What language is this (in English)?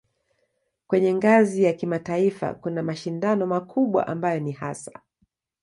Swahili